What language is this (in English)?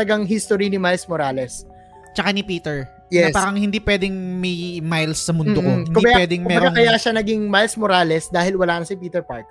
Filipino